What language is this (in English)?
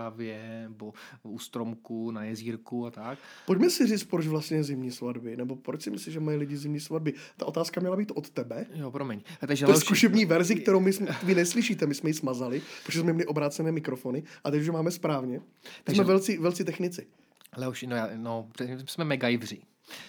Czech